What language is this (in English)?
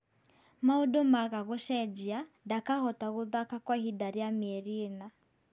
Kikuyu